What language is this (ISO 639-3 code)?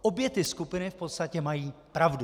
ces